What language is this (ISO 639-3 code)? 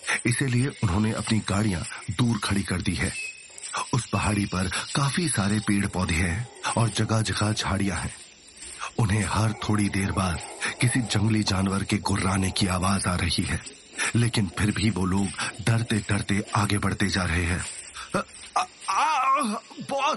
hin